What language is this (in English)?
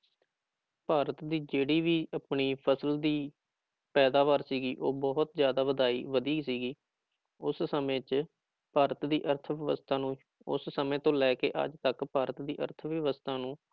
Punjabi